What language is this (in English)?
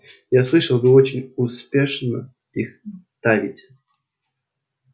Russian